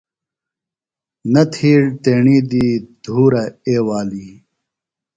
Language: Phalura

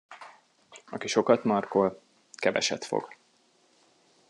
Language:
Hungarian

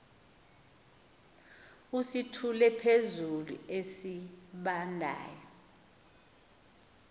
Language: Xhosa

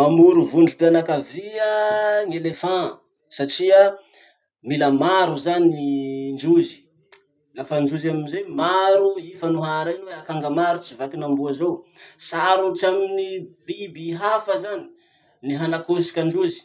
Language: Masikoro Malagasy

